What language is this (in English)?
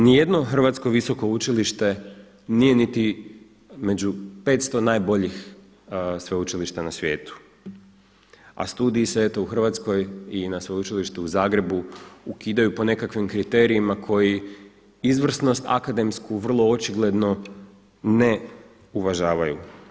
Croatian